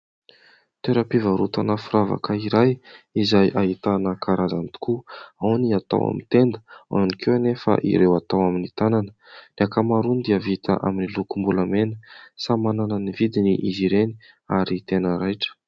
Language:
Malagasy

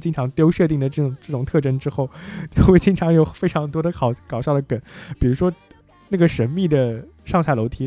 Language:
Chinese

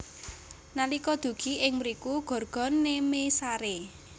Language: Javanese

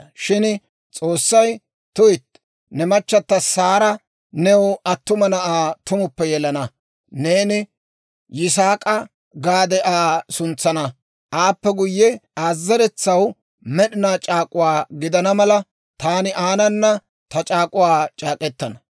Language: Dawro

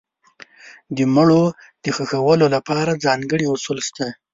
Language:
Pashto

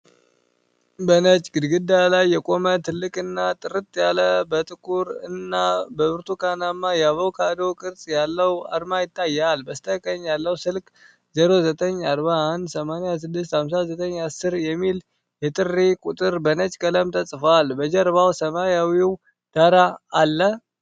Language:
Amharic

